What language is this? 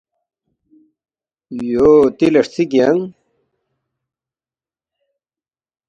Balti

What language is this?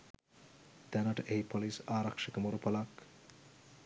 Sinhala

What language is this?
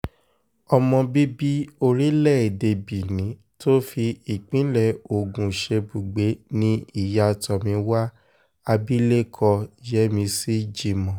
Yoruba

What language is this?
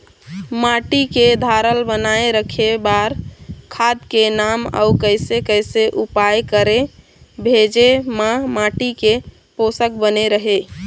Chhattisgarhi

